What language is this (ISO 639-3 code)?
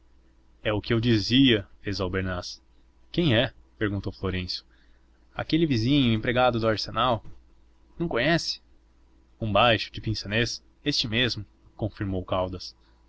por